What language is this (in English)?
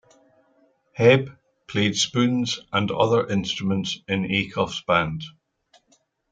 English